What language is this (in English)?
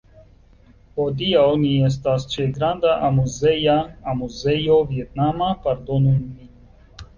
Esperanto